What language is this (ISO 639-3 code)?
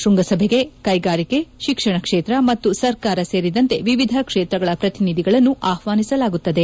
kan